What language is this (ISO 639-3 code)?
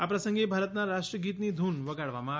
guj